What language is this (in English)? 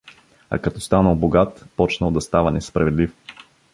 Bulgarian